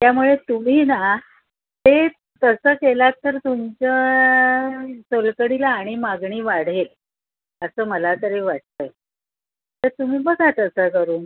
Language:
Marathi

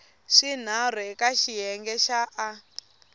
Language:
Tsonga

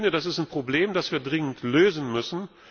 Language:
German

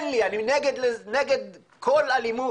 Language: Hebrew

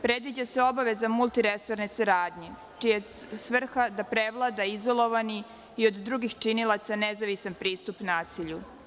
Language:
Serbian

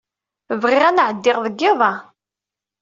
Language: Kabyle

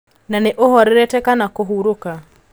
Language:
Kikuyu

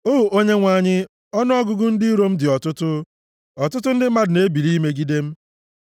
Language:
Igbo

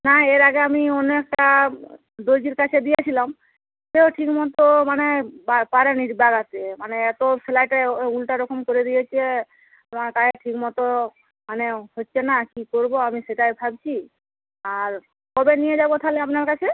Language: Bangla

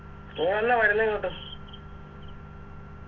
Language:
Malayalam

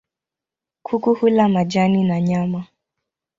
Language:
Swahili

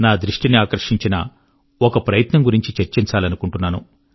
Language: Telugu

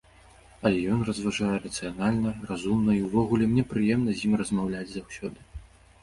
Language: Belarusian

